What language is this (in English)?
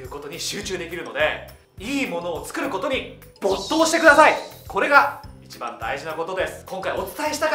Japanese